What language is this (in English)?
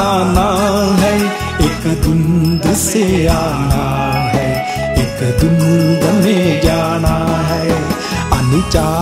Thai